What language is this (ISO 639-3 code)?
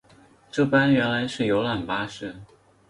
zho